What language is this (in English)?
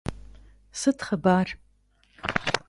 Kabardian